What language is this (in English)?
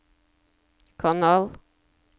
Norwegian